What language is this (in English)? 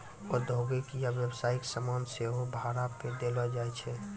Maithili